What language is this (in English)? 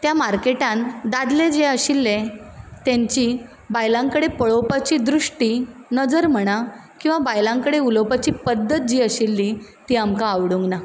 Konkani